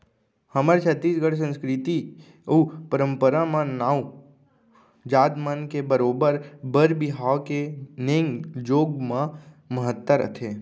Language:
Chhattisgarhi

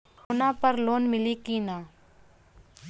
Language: Bhojpuri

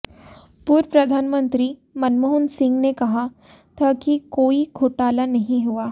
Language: Hindi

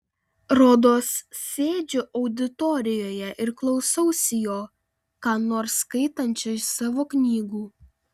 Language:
Lithuanian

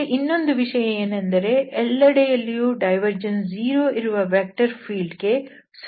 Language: Kannada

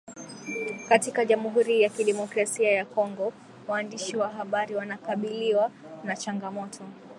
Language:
Swahili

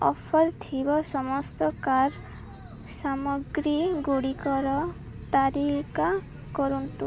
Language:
Odia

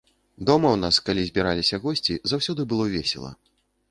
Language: Belarusian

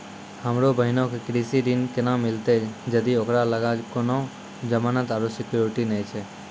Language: Maithili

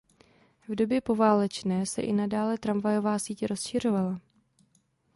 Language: Czech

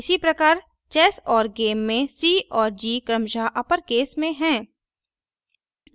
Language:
Hindi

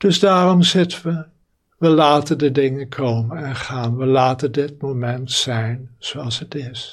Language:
Dutch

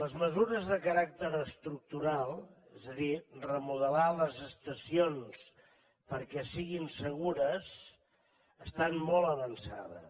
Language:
Catalan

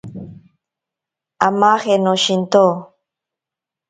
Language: Ashéninka Perené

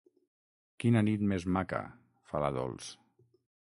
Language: Catalan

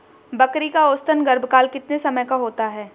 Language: Hindi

